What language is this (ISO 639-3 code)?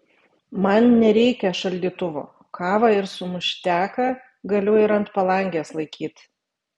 lit